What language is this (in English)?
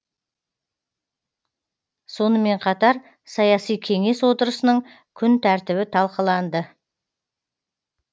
Kazakh